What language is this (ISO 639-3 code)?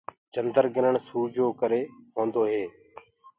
ggg